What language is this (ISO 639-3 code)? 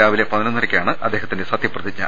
mal